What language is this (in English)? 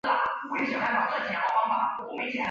Chinese